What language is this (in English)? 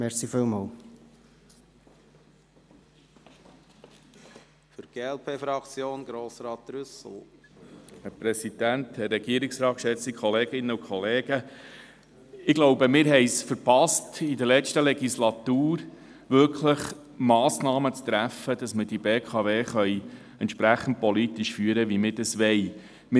Swiss German